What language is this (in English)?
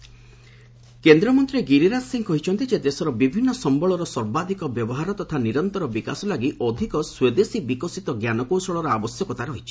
Odia